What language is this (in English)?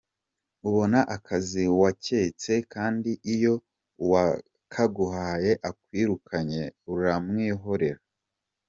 Kinyarwanda